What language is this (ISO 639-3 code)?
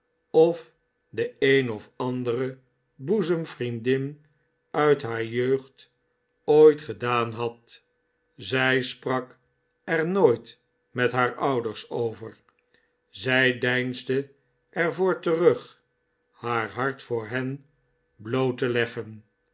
nld